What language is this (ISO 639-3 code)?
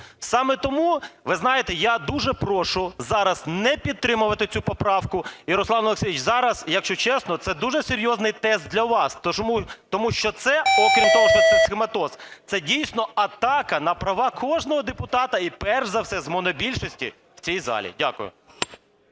ukr